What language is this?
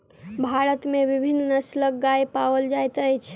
Maithili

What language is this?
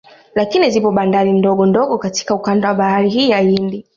Swahili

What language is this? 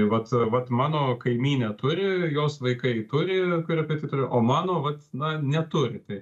Lithuanian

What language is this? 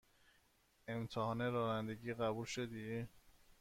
Persian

